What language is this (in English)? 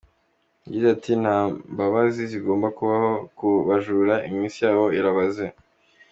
Kinyarwanda